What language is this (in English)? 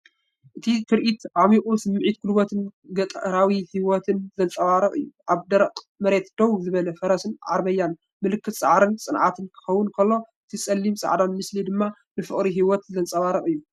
Tigrinya